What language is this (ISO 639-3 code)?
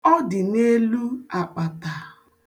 ibo